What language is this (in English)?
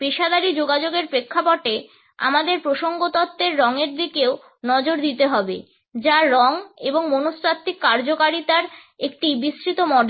Bangla